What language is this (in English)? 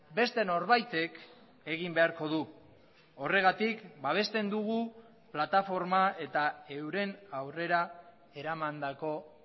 Basque